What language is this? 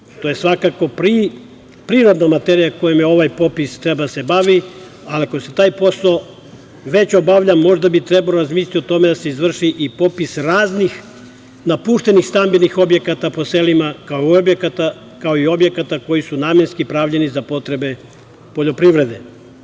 Serbian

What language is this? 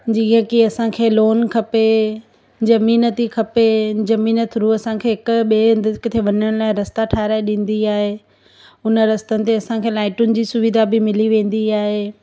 Sindhi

